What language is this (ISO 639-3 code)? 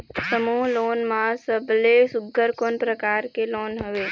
hne